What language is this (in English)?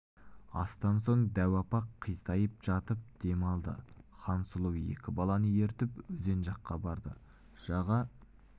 Kazakh